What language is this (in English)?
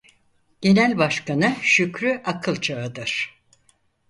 Turkish